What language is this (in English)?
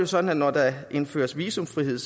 Danish